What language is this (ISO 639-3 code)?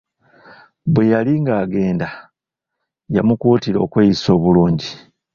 lug